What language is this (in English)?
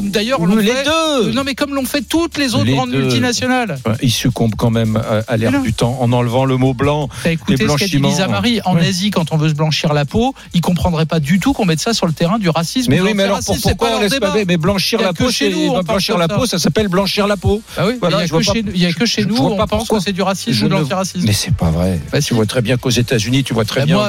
French